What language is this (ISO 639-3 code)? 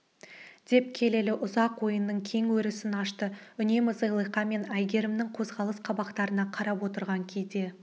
kaz